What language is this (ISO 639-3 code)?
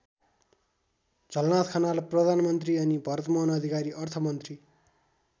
nep